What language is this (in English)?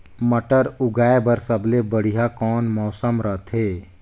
Chhattisgarhi